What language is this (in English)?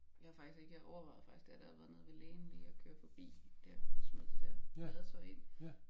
Danish